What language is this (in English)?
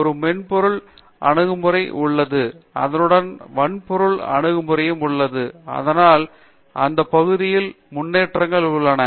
Tamil